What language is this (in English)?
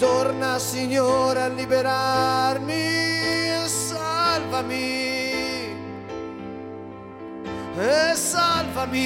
Slovak